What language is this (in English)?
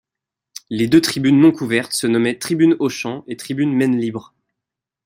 French